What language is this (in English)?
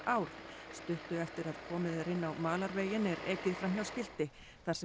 Icelandic